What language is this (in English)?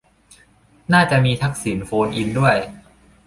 Thai